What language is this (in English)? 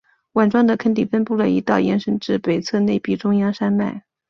Chinese